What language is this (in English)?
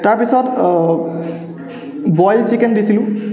Assamese